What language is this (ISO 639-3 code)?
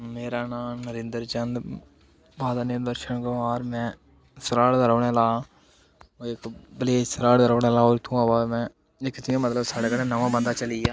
doi